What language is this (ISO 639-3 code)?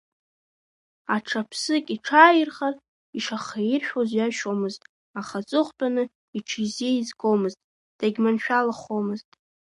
abk